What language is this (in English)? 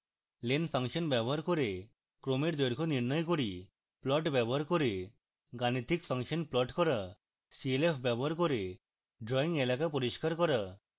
Bangla